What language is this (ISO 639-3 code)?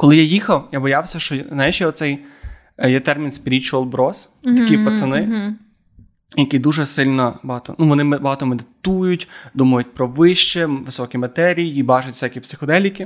ukr